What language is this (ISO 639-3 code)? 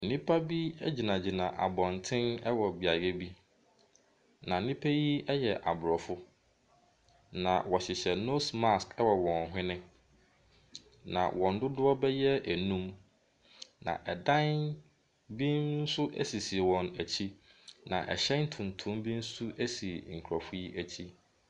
aka